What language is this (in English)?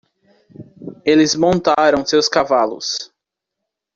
Portuguese